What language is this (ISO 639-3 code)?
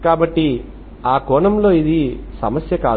tel